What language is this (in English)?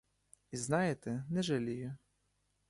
Ukrainian